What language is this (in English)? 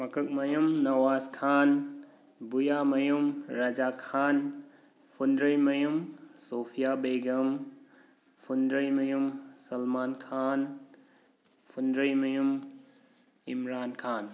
Manipuri